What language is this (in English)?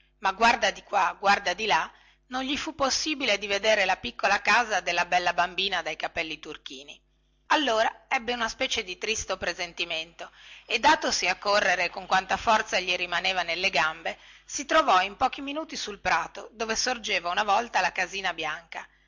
Italian